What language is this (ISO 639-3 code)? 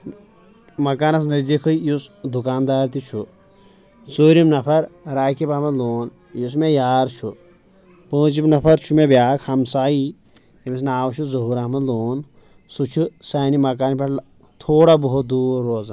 kas